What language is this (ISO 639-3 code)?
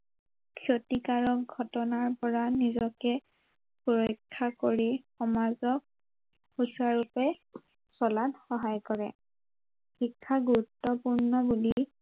asm